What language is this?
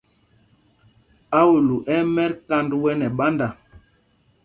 Mpumpong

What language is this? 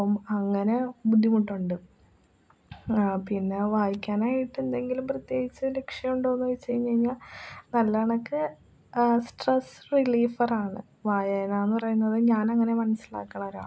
Malayalam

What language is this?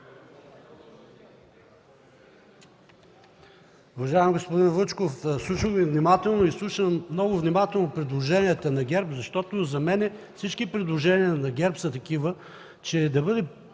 Bulgarian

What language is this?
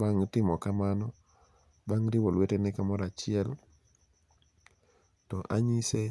Luo (Kenya and Tanzania)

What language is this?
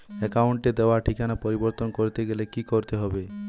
Bangla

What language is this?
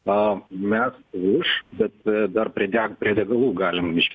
Lithuanian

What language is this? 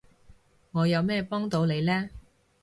Cantonese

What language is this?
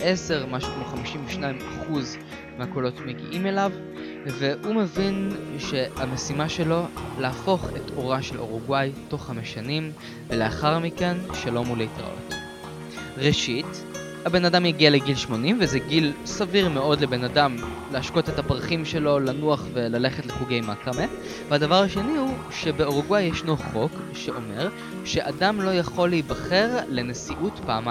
Hebrew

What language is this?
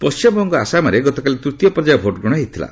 Odia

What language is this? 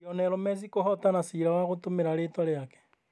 Kikuyu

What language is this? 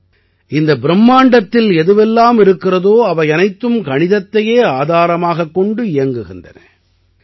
Tamil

